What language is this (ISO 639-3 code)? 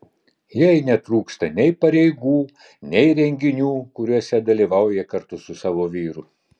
lit